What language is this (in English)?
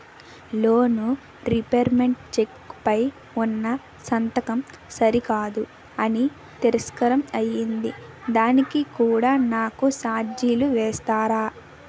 Telugu